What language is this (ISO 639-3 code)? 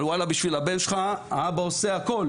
heb